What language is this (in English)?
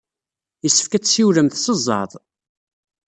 Kabyle